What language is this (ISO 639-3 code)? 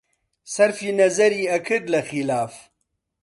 ckb